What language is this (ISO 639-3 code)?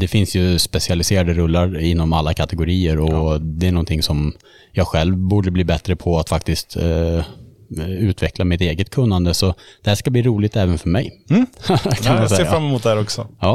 swe